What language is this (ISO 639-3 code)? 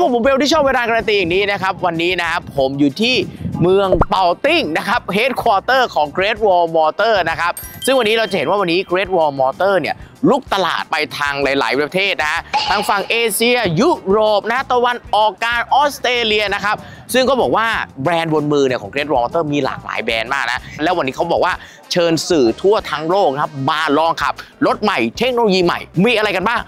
tha